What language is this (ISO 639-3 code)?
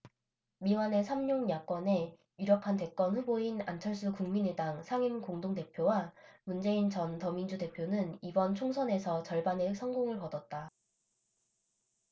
kor